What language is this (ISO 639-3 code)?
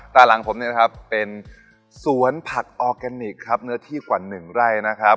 tha